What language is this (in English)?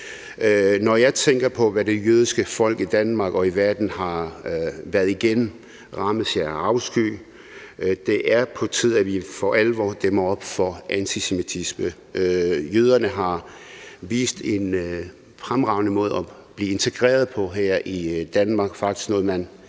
Danish